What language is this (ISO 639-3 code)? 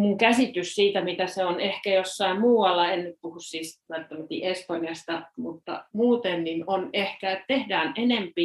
fin